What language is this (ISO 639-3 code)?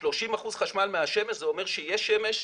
heb